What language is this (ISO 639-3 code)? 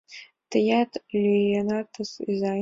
chm